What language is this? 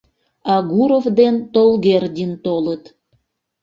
Mari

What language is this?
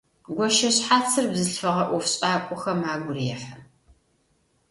Adyghe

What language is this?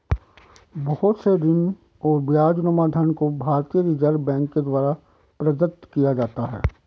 Hindi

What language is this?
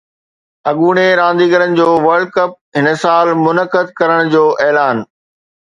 Sindhi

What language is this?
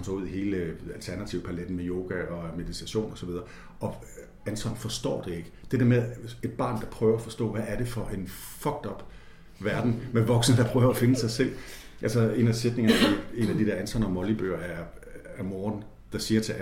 Danish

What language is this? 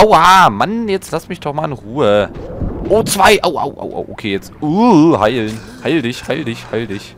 German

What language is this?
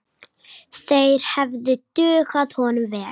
Icelandic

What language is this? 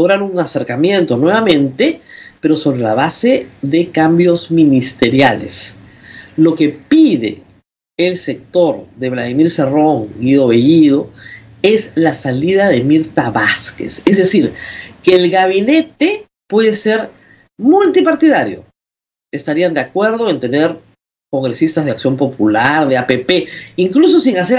Spanish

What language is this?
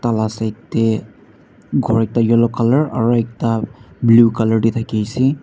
Naga Pidgin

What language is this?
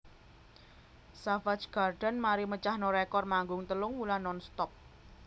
Javanese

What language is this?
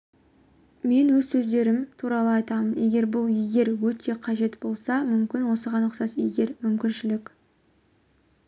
Kazakh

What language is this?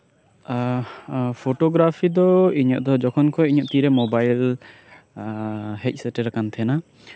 Santali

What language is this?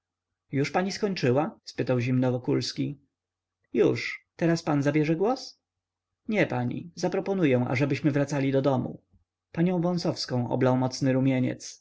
Polish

